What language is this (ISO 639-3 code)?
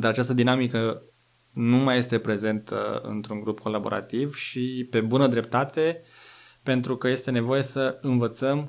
ron